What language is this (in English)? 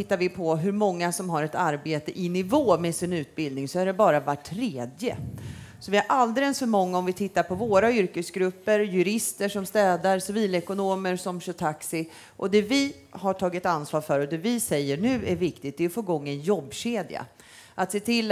Swedish